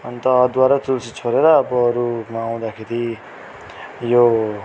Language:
Nepali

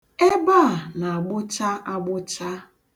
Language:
Igbo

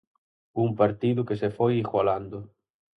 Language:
Galician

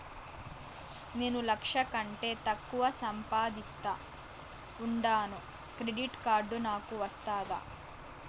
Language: Telugu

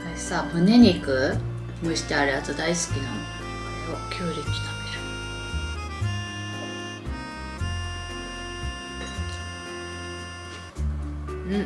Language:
Japanese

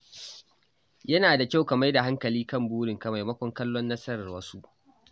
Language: Hausa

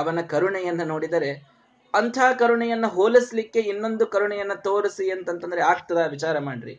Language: Kannada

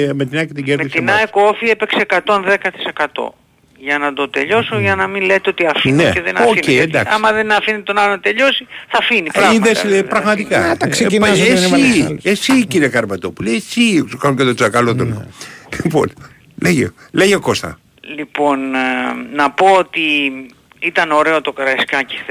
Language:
Greek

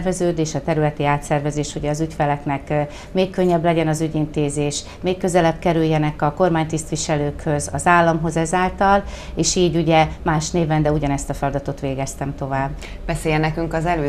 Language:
Hungarian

